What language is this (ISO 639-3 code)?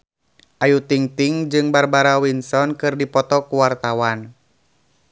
sun